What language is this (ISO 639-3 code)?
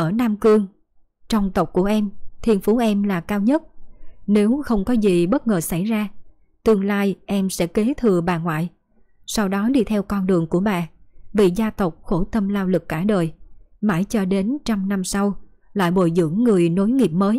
vie